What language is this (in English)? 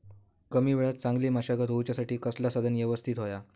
Marathi